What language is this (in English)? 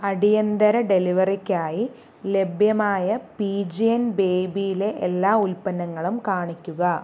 Malayalam